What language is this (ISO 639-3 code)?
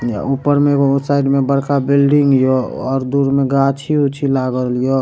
mai